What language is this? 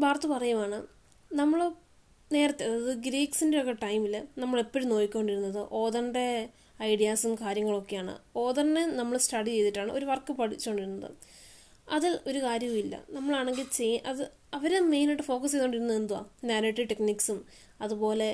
Malayalam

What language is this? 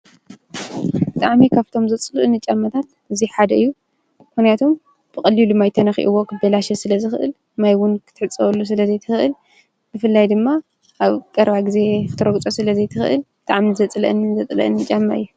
Tigrinya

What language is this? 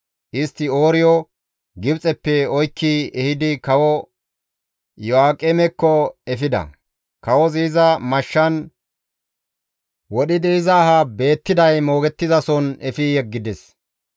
Gamo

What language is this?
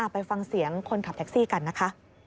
Thai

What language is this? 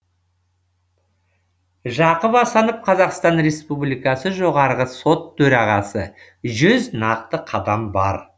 Kazakh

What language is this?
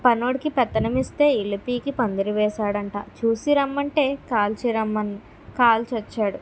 Telugu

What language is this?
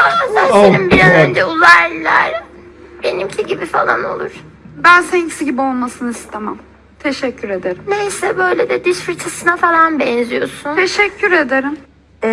Turkish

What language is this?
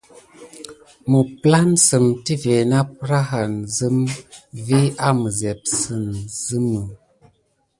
Gidar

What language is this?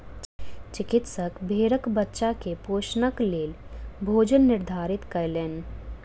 Maithili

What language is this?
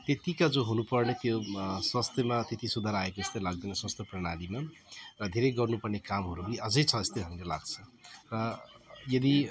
Nepali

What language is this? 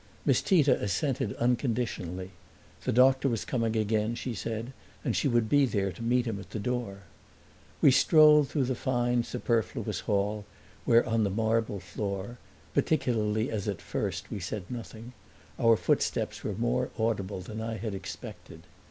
English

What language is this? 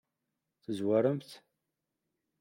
Kabyle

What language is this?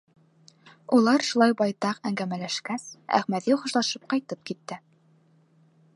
Bashkir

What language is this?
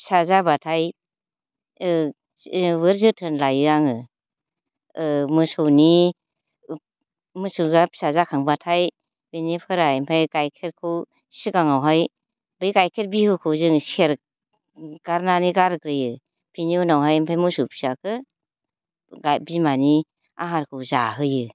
Bodo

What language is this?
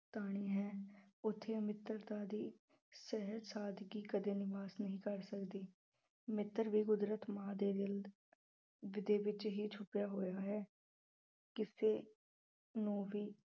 Punjabi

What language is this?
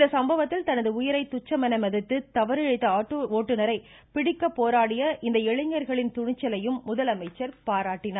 Tamil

